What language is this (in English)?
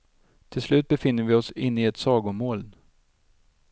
Swedish